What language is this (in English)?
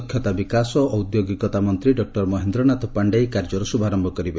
Odia